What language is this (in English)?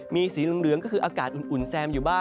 Thai